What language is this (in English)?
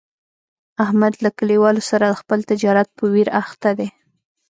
Pashto